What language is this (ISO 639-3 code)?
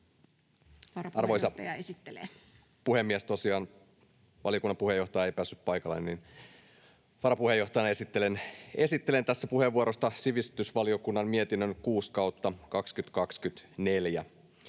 fin